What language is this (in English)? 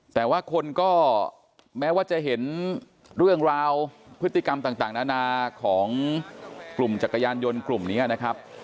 Thai